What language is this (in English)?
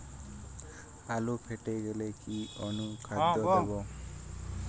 Bangla